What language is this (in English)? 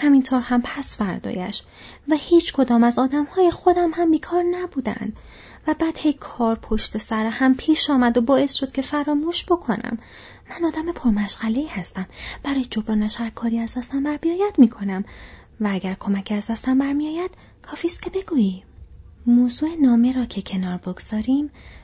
Persian